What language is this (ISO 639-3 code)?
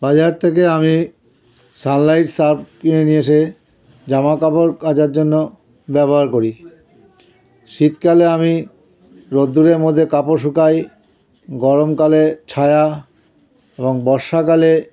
ben